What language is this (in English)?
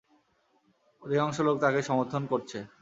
Bangla